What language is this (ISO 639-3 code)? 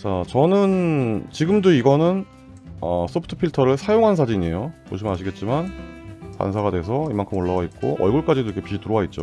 kor